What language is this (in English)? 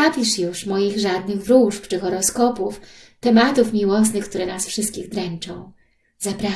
Polish